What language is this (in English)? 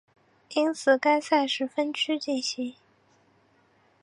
Chinese